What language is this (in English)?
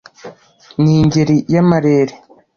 Kinyarwanda